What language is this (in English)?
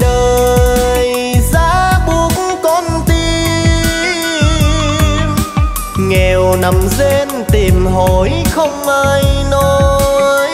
Vietnamese